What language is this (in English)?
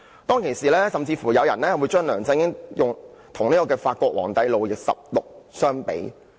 Cantonese